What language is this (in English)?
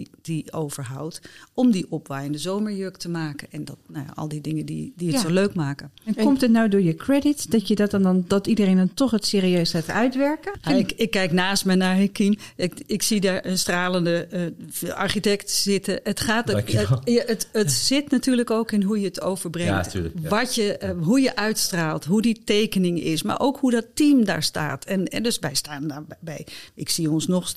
Dutch